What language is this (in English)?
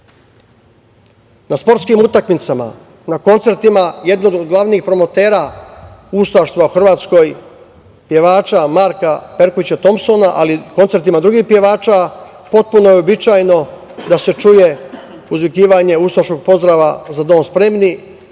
Serbian